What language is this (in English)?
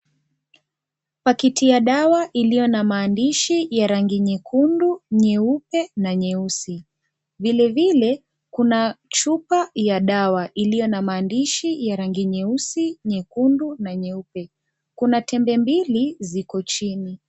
Swahili